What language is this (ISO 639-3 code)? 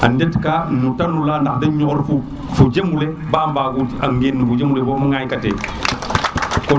srr